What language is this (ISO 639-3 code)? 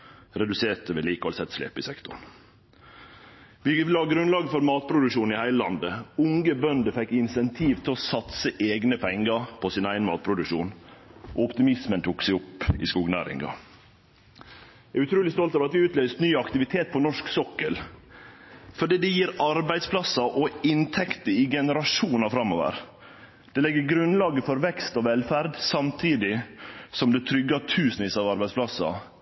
nno